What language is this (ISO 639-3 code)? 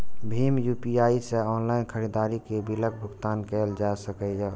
mai